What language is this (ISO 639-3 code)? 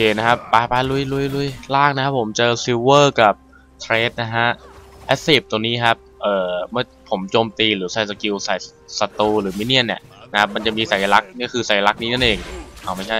tha